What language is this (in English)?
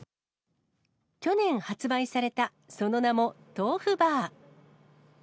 Japanese